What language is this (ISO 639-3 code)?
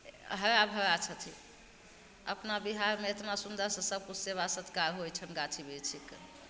mai